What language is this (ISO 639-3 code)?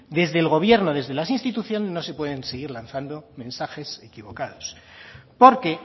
spa